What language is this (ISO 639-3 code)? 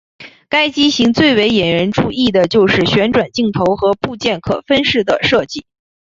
zho